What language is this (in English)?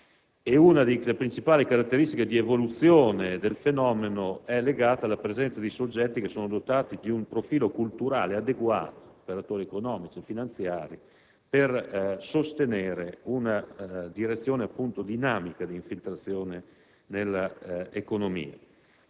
Italian